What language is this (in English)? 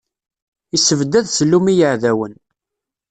Kabyle